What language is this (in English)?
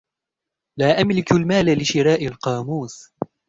Arabic